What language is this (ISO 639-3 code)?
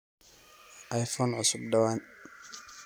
som